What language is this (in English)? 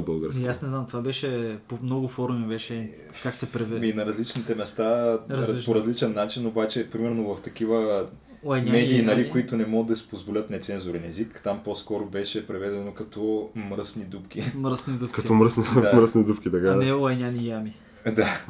Bulgarian